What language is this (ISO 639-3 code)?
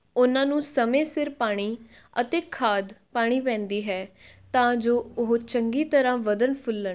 pan